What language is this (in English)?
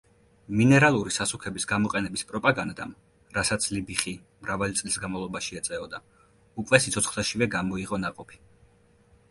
Georgian